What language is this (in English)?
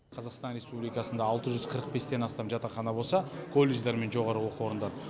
Kazakh